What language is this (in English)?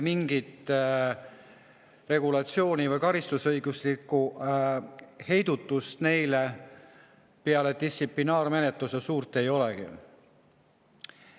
Estonian